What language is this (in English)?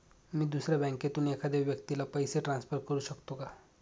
Marathi